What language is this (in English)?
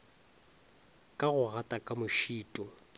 Northern Sotho